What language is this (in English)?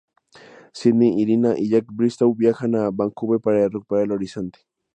Spanish